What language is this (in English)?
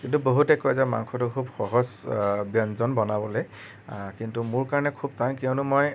Assamese